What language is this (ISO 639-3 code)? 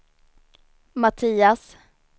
swe